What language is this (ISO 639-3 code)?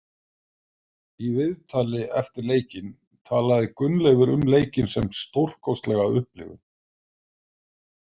isl